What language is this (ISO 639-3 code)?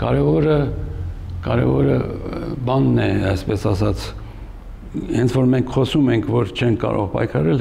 ron